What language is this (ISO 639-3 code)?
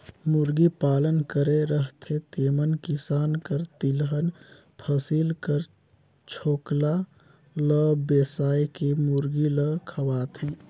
hne